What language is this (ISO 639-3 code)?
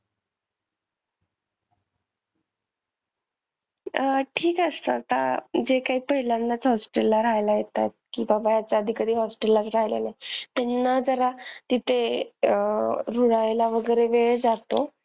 mar